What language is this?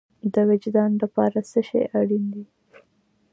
Pashto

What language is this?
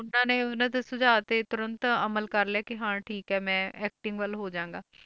Punjabi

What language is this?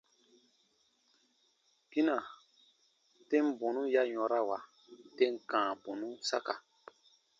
Baatonum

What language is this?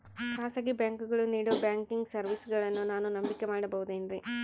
Kannada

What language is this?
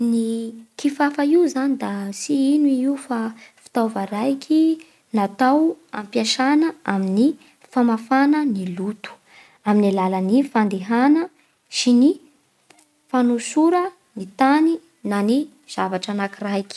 Bara Malagasy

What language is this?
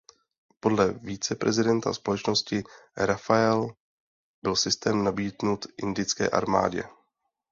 Czech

